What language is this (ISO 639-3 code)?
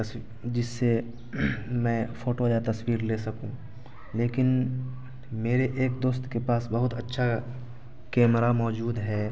urd